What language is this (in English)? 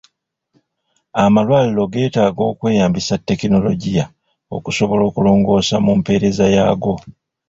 Ganda